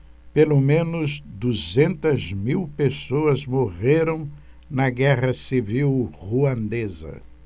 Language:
Portuguese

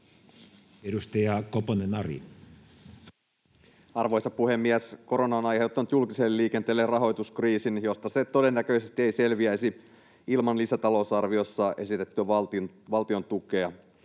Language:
Finnish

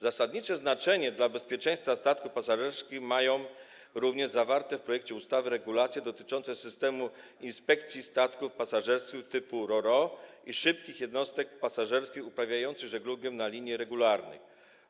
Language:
Polish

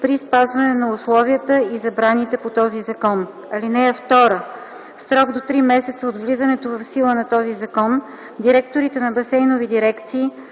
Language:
Bulgarian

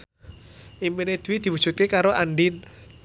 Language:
Javanese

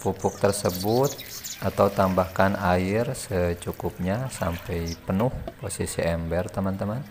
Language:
Indonesian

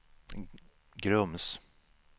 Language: Swedish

